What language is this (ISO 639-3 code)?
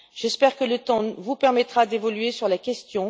fra